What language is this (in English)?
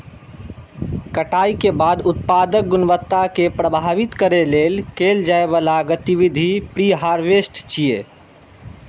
Maithili